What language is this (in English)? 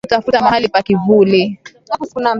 Swahili